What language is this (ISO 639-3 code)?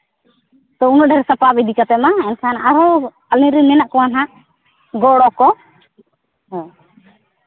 sat